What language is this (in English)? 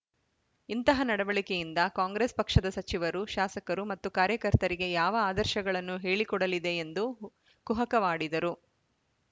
Kannada